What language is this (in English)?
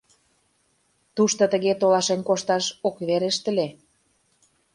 Mari